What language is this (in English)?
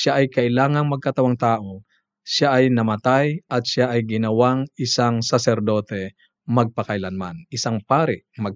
Filipino